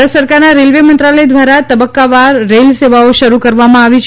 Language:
Gujarati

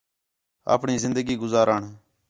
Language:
Khetrani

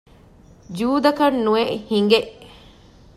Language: Divehi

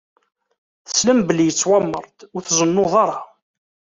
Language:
Kabyle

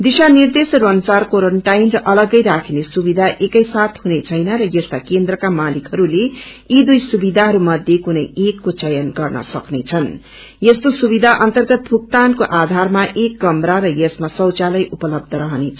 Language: Nepali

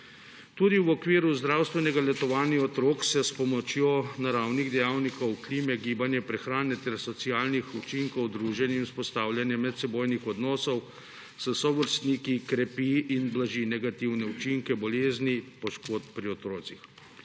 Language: Slovenian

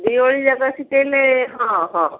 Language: Odia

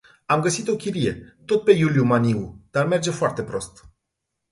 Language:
Romanian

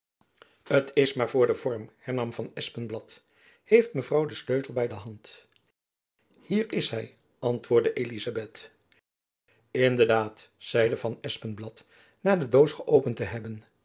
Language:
Dutch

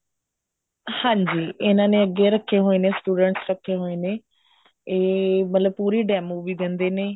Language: Punjabi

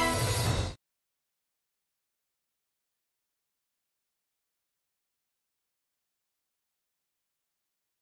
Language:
Japanese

